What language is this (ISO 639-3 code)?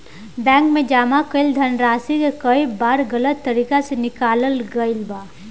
bho